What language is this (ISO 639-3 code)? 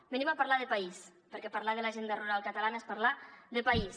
cat